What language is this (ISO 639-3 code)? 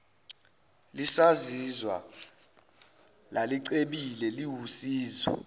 zul